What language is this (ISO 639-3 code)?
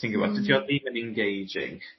cym